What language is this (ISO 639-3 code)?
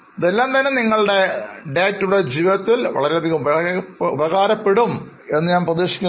mal